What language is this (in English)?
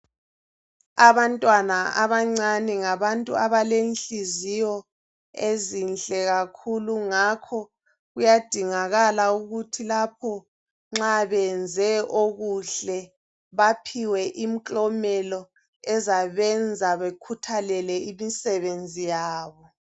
North Ndebele